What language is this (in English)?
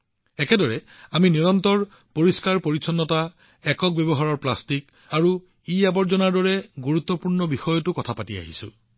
Assamese